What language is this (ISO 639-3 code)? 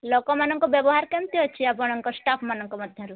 ori